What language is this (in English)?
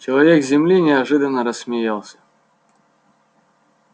Russian